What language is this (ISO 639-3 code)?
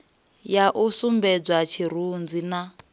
ven